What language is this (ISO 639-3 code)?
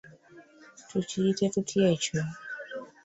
lug